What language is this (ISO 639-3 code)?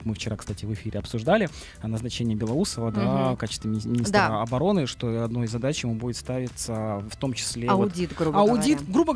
rus